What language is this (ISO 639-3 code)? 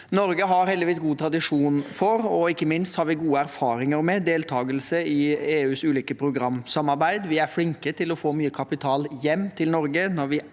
nor